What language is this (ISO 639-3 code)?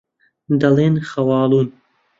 ckb